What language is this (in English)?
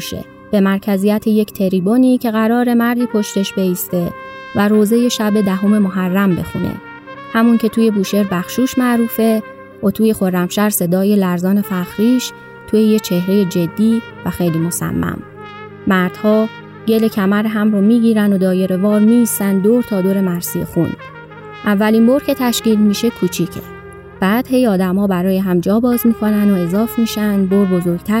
Persian